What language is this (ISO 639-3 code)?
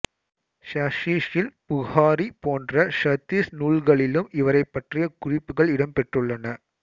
tam